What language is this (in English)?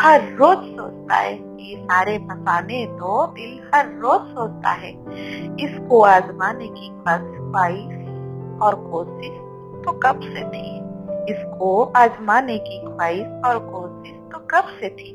Hindi